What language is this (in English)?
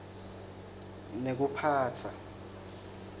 Swati